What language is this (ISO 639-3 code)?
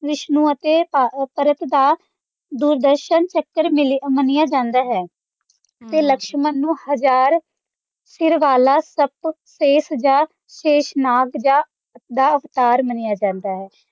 pan